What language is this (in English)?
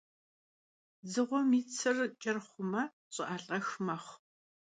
Kabardian